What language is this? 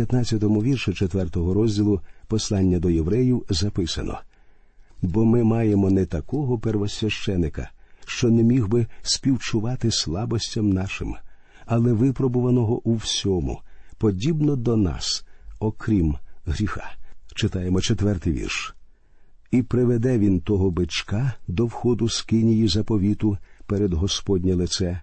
Ukrainian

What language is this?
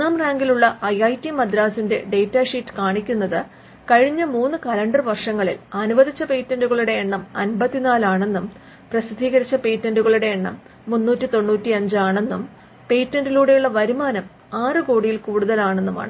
Malayalam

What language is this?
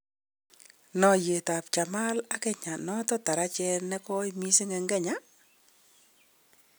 Kalenjin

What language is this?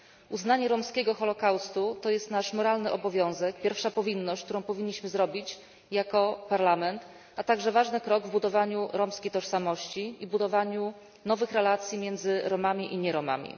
Polish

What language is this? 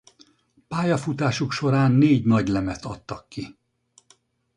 Hungarian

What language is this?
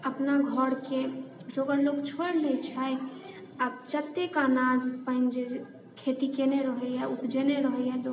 Maithili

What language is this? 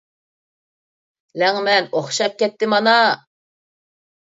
Uyghur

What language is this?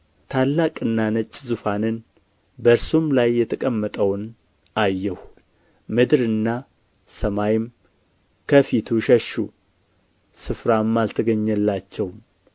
Amharic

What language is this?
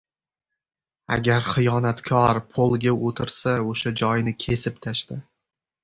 Uzbek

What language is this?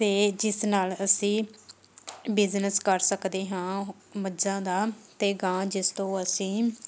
Punjabi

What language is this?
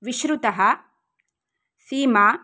Sanskrit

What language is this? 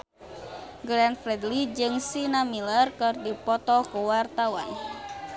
Sundanese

